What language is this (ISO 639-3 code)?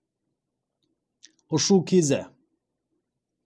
kaz